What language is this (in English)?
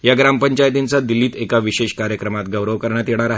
Marathi